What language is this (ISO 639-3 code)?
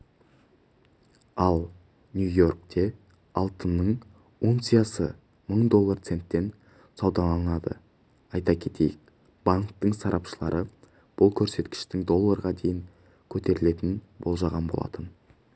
kaz